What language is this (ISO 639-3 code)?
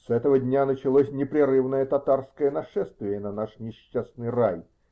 rus